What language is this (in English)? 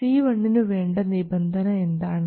Malayalam